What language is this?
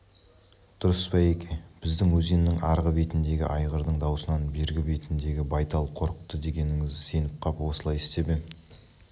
Kazakh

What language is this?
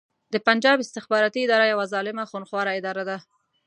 Pashto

